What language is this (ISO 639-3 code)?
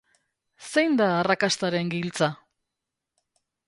eus